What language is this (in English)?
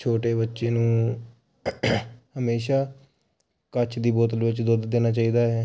Punjabi